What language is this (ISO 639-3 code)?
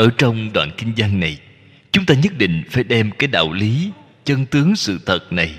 vie